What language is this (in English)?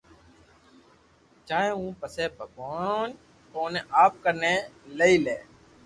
Loarki